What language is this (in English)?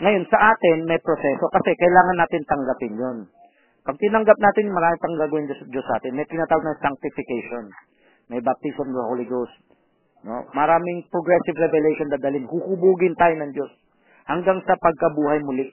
Filipino